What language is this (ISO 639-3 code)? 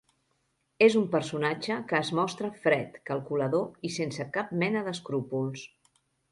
cat